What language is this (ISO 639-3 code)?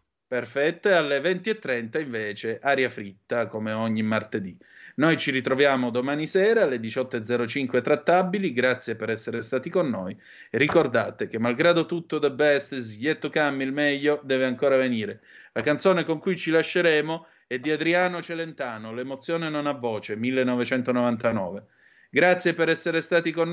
ita